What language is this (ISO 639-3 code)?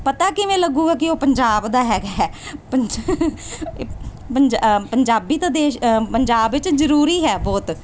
pan